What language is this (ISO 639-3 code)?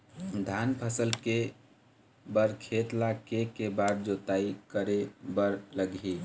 hne